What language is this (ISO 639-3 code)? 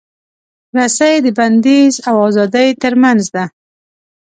pus